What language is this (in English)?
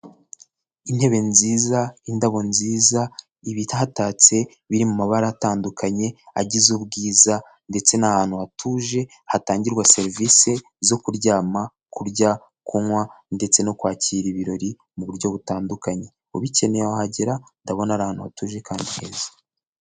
Kinyarwanda